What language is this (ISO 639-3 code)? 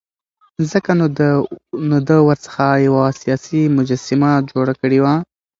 pus